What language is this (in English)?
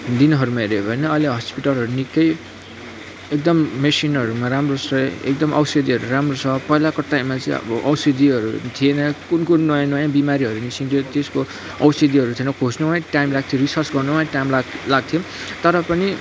Nepali